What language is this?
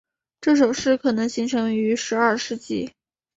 Chinese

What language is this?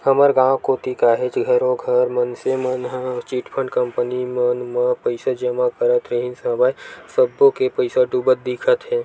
Chhattisgarhi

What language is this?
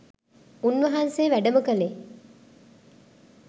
Sinhala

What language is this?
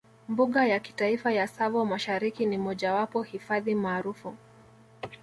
Swahili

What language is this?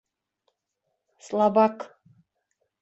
Bashkir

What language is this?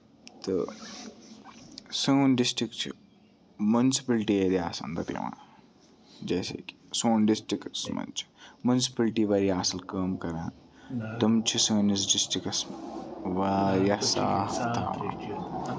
Kashmiri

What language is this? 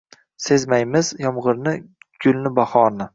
Uzbek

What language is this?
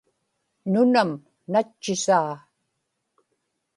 Inupiaq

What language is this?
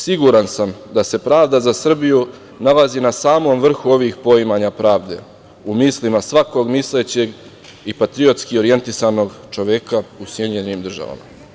Serbian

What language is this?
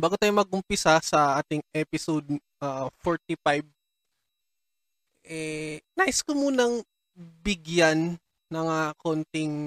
Filipino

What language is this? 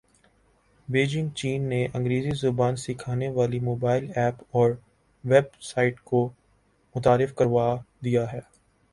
Urdu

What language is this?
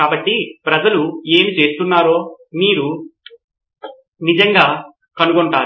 Telugu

